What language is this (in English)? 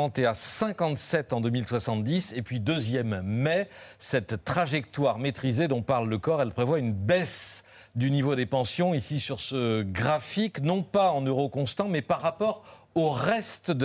French